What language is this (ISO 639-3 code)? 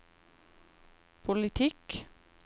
nor